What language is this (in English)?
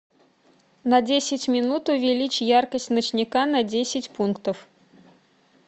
Russian